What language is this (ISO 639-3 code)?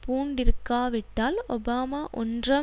tam